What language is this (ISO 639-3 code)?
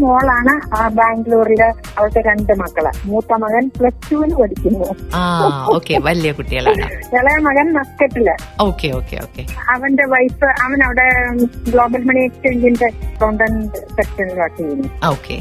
mal